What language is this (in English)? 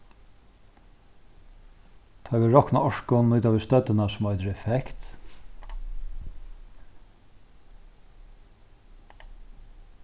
Faroese